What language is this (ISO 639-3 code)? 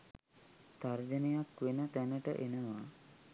sin